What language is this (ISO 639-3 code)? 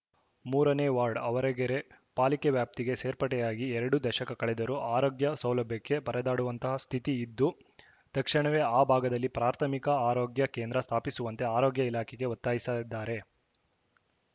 kan